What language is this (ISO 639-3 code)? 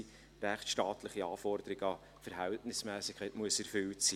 gsw